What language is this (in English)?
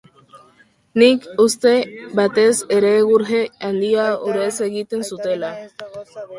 Basque